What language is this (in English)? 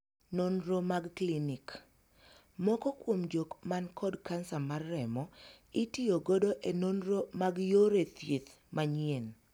Luo (Kenya and Tanzania)